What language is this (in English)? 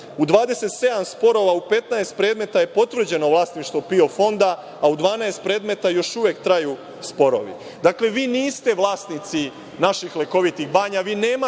Serbian